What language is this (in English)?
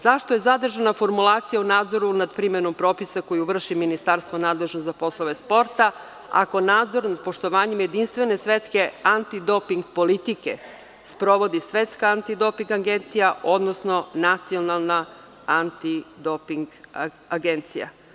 Serbian